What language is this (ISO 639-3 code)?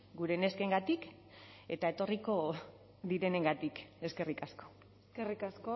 eus